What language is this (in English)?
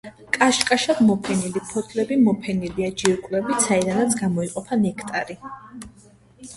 Georgian